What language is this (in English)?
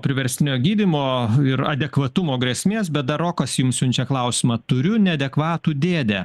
Lithuanian